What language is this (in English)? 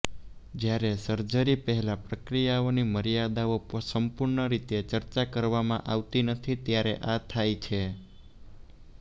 Gujarati